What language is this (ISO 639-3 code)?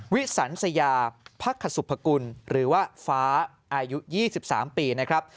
tha